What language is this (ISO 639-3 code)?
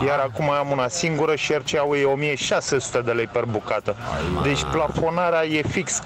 ron